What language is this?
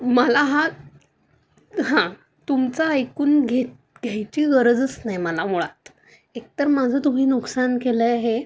Marathi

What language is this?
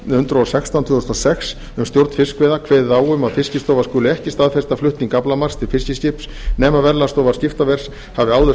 Icelandic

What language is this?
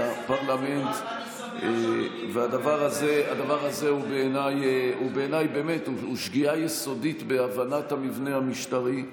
Hebrew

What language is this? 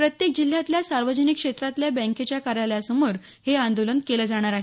Marathi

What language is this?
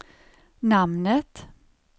Swedish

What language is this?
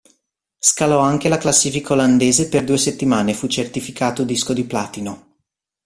Italian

